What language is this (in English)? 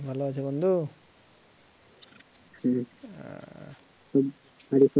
Bangla